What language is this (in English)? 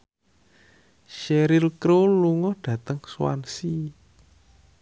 Javanese